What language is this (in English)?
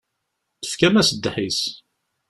Kabyle